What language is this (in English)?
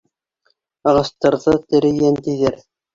Bashkir